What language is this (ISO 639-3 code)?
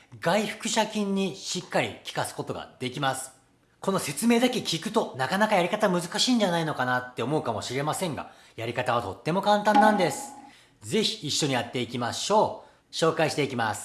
jpn